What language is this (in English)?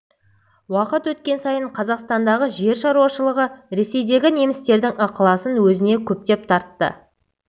Kazakh